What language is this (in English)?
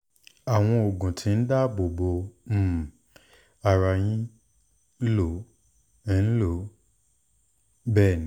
Yoruba